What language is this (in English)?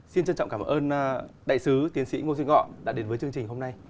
Vietnamese